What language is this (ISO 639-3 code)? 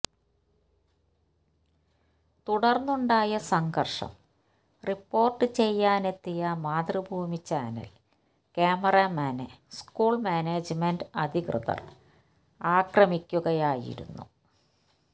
mal